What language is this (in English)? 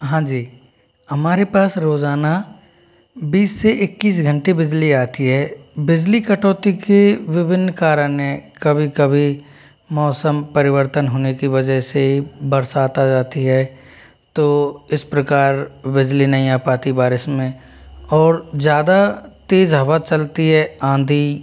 Hindi